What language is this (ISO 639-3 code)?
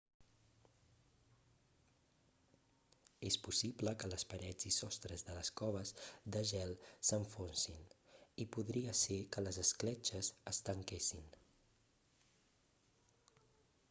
cat